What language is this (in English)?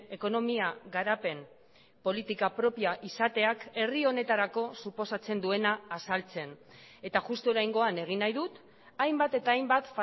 Basque